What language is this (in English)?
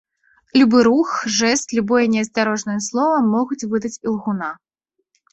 Belarusian